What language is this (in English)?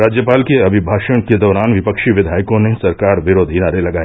Hindi